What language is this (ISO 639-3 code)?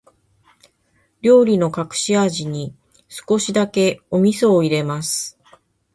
jpn